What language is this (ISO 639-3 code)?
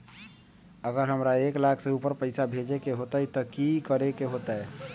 mag